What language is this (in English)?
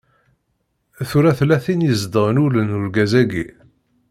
Kabyle